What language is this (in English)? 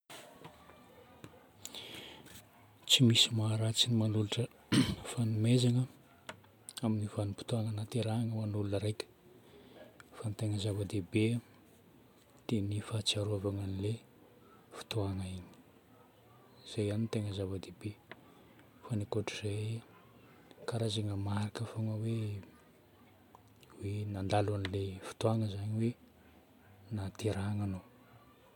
Northern Betsimisaraka Malagasy